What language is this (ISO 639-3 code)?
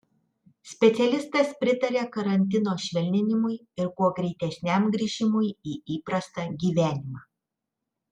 lit